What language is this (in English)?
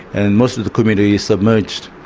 English